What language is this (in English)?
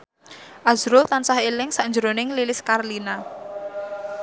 Javanese